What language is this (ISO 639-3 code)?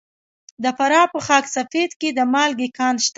pus